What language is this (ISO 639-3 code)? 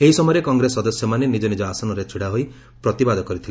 ori